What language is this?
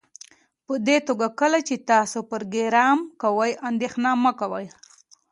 Pashto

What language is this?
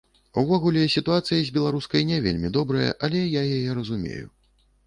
Belarusian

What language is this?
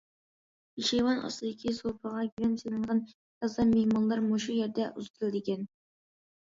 Uyghur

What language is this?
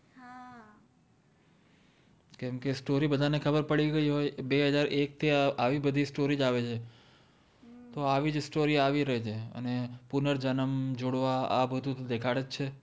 Gujarati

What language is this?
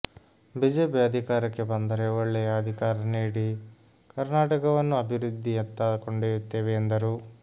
Kannada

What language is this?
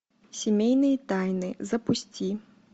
Russian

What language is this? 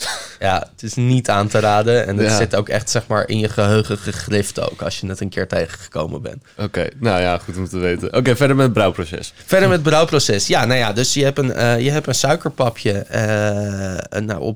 Dutch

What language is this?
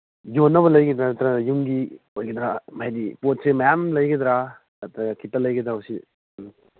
Manipuri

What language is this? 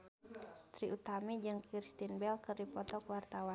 Sundanese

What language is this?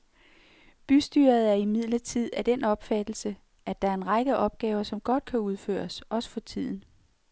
Danish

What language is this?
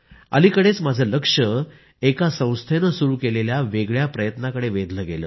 Marathi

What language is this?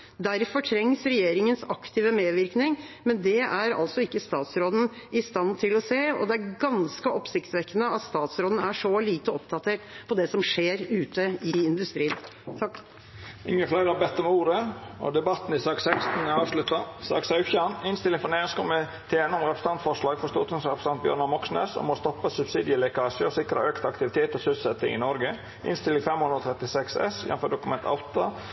Norwegian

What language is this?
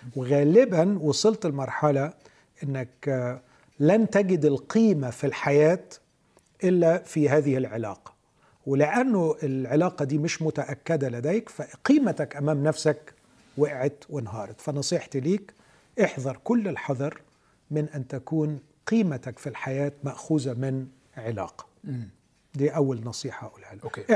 Arabic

